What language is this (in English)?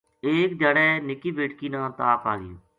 Gujari